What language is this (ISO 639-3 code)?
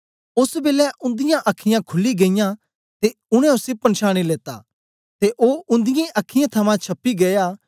doi